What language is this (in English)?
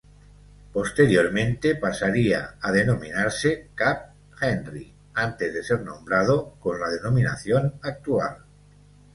Spanish